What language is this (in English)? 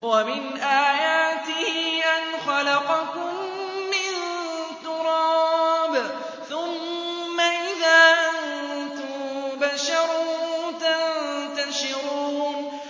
Arabic